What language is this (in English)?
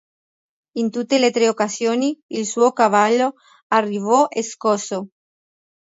Italian